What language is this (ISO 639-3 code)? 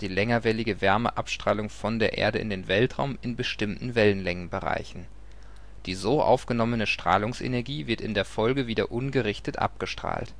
deu